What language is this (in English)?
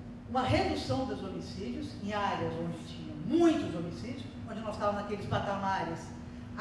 Portuguese